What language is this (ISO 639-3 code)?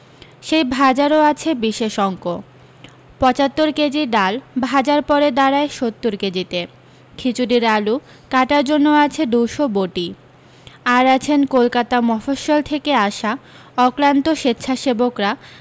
ben